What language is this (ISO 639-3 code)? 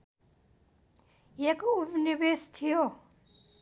nep